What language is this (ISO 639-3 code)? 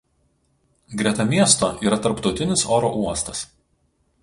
lit